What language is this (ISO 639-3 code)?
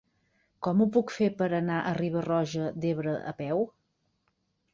cat